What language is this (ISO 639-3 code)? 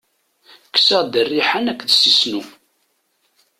kab